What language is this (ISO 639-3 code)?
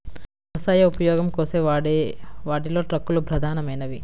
tel